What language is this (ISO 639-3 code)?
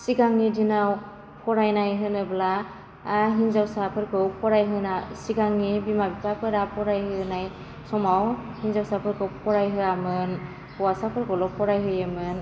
brx